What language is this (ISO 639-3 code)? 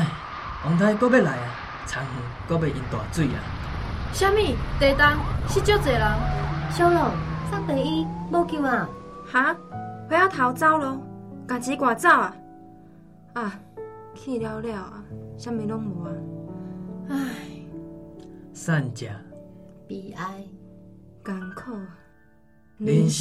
zho